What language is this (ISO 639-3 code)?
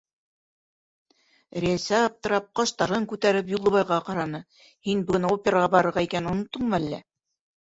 bak